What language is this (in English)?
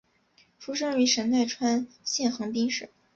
Chinese